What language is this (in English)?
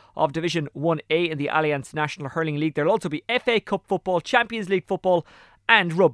English